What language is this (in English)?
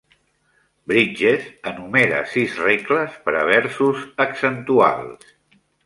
Catalan